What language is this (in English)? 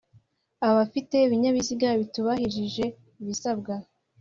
Kinyarwanda